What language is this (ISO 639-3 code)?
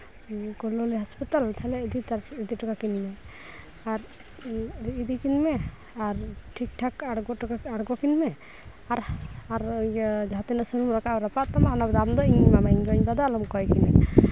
sat